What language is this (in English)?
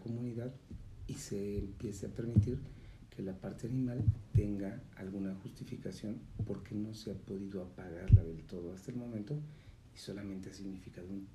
Spanish